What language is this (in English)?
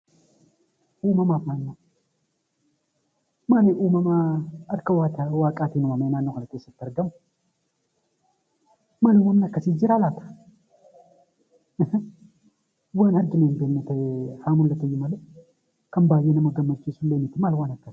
Oromo